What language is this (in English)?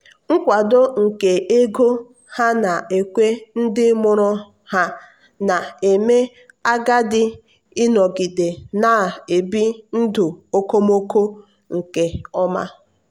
Igbo